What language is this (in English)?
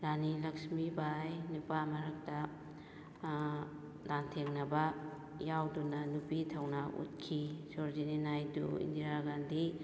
Manipuri